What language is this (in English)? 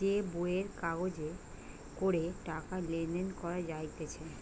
Bangla